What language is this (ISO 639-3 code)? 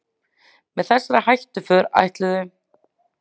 isl